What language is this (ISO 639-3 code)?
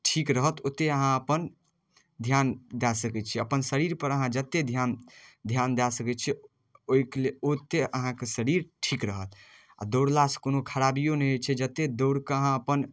mai